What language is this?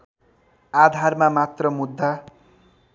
Nepali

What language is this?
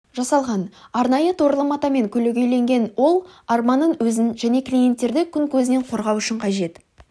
Kazakh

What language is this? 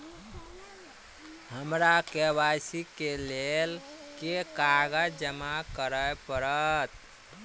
Maithili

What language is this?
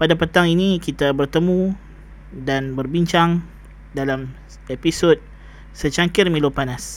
Malay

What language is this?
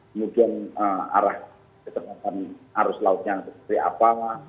Indonesian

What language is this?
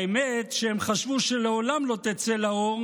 Hebrew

